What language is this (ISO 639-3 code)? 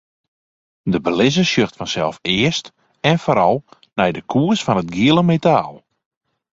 fry